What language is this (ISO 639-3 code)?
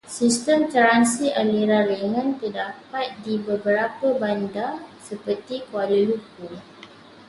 msa